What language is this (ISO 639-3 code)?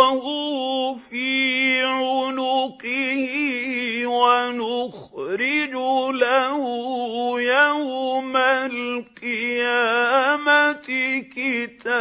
ara